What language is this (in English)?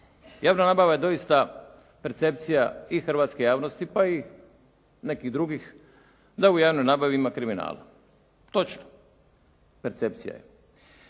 Croatian